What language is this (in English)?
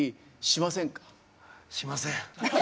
Japanese